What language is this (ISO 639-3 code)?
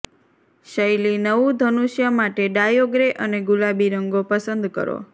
guj